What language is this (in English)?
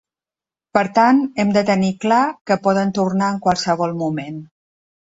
Catalan